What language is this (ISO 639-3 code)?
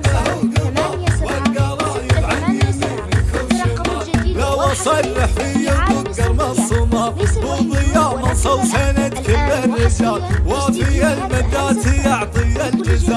ara